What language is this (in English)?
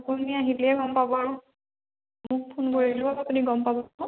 Assamese